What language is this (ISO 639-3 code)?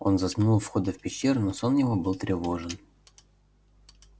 rus